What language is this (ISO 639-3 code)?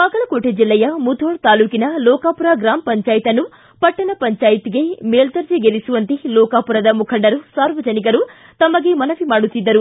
kan